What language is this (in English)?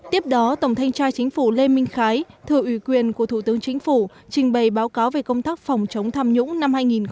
Vietnamese